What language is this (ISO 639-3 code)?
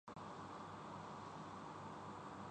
urd